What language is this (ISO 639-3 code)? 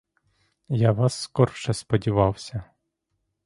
ukr